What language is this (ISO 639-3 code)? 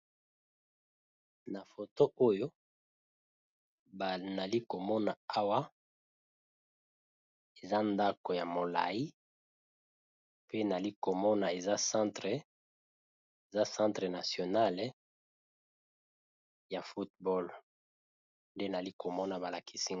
lin